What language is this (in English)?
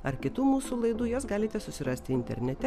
Lithuanian